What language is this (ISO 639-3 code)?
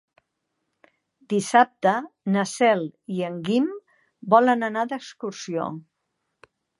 cat